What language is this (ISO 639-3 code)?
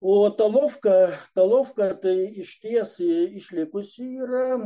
lit